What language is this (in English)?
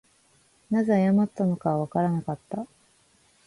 Japanese